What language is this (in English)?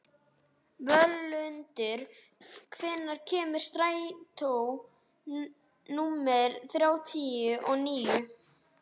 Icelandic